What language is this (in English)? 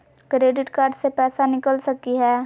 Magahi